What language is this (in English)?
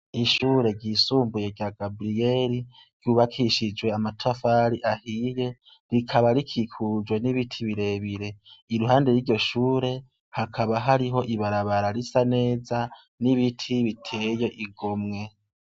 Rundi